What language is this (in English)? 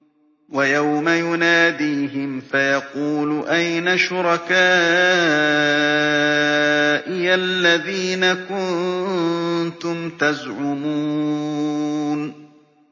Arabic